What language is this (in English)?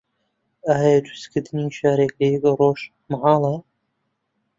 Central Kurdish